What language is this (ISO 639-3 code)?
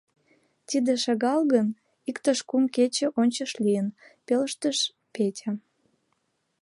chm